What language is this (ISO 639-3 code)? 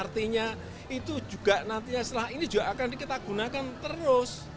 ind